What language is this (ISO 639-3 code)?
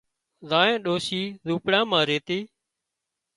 kxp